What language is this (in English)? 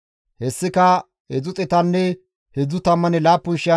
Gamo